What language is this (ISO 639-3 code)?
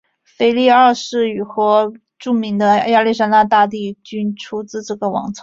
zho